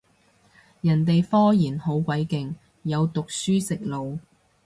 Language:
Cantonese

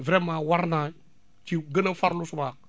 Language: Wolof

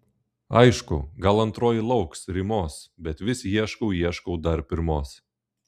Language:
Lithuanian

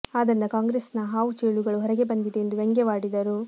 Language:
Kannada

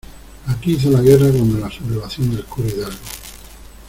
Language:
Spanish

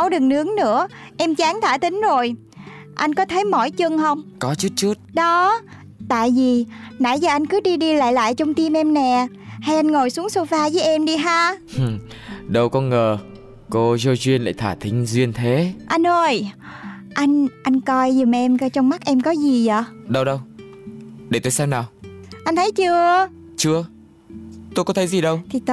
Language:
Vietnamese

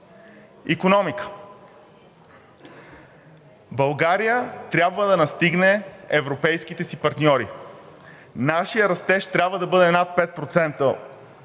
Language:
Bulgarian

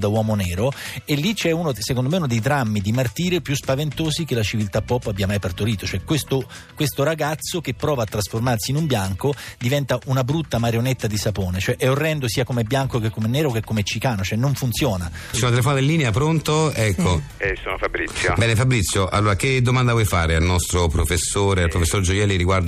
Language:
Italian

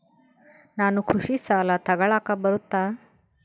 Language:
Kannada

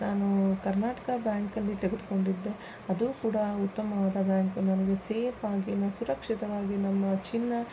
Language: Kannada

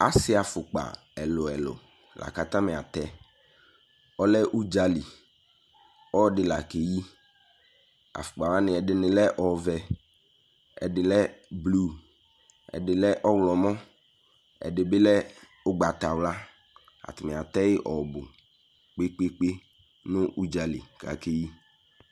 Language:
Ikposo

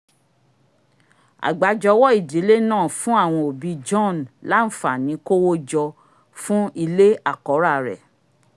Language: Yoruba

